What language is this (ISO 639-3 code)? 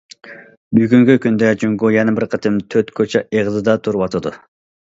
uig